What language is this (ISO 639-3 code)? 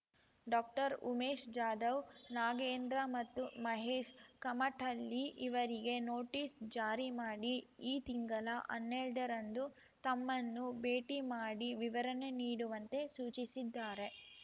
kan